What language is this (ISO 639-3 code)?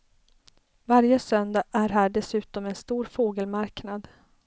swe